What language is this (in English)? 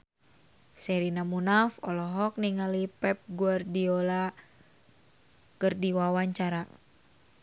Sundanese